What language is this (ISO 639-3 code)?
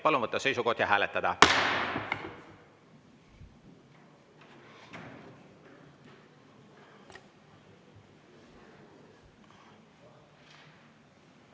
est